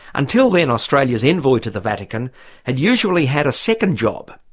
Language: English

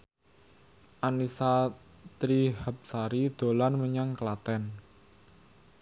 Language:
Javanese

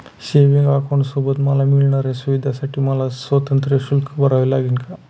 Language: Marathi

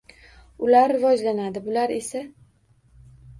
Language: Uzbek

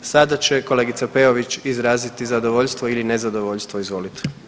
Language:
Croatian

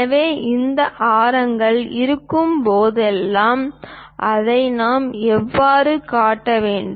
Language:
Tamil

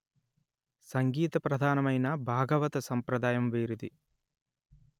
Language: Telugu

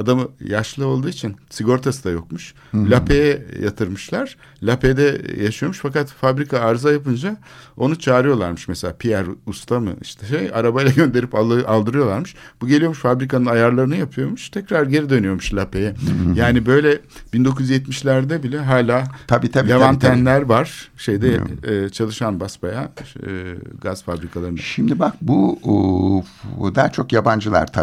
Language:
Turkish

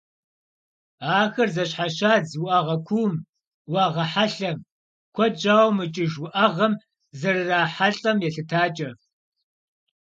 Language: Kabardian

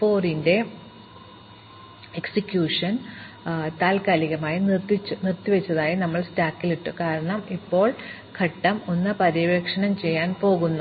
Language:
Malayalam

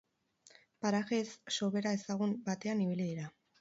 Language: Basque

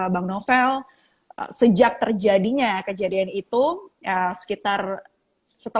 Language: Indonesian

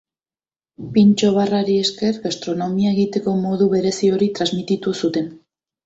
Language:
Basque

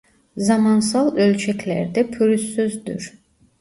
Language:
Turkish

